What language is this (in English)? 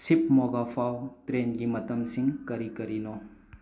Manipuri